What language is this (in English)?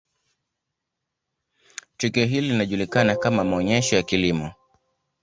Swahili